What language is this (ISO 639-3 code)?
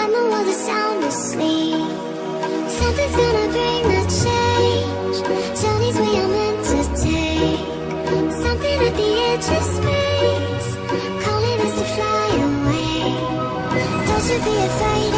vie